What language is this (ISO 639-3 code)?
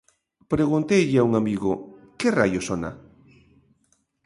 glg